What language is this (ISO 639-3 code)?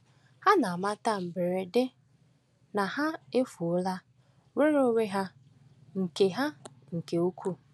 ibo